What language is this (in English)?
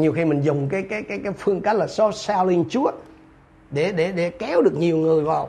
Vietnamese